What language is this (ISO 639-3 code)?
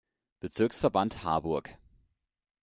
deu